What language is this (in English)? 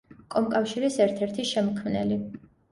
Georgian